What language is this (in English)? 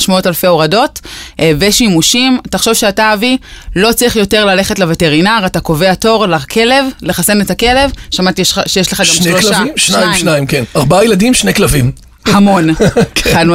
Hebrew